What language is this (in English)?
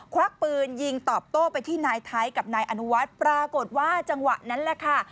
Thai